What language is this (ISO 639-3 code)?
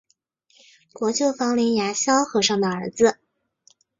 zho